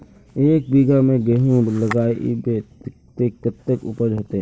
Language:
Magahi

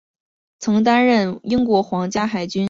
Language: Chinese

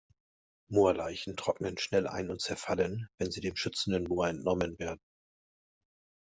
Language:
German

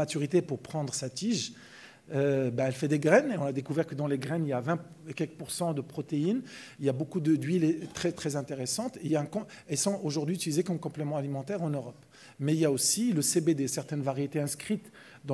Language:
French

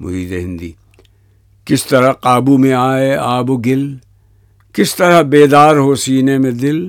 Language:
Urdu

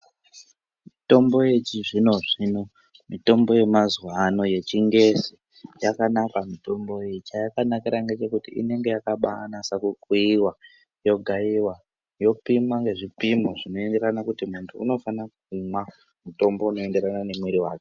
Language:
Ndau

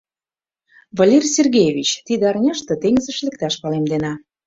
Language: Mari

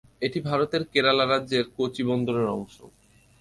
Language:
Bangla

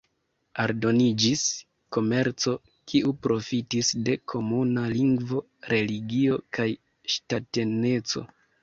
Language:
Esperanto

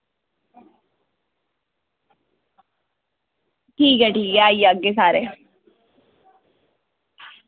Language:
Dogri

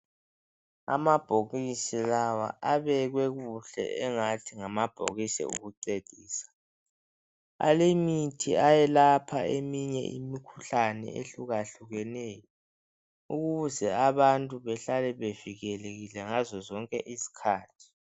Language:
North Ndebele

